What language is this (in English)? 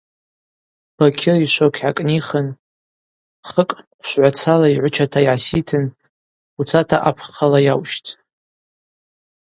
Abaza